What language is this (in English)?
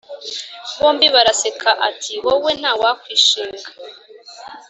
Kinyarwanda